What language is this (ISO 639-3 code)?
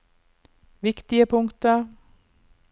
nor